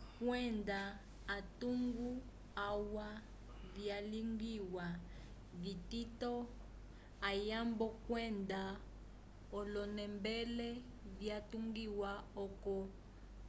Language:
Umbundu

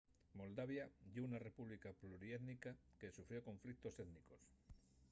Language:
Asturian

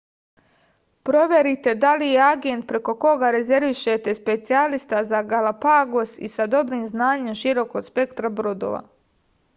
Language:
Serbian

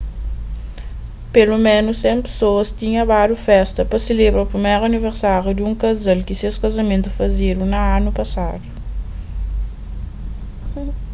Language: Kabuverdianu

